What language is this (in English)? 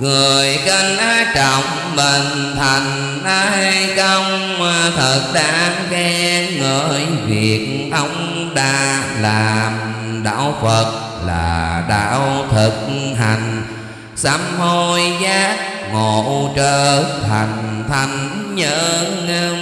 Vietnamese